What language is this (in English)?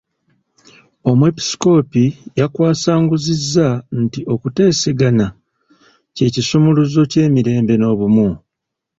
Ganda